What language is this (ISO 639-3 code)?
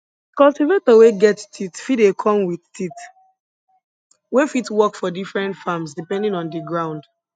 pcm